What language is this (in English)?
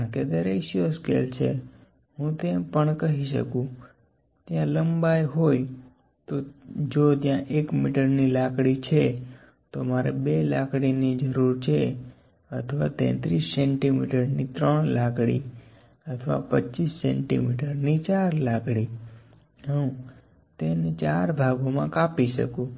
Gujarati